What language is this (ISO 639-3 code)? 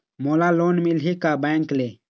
hne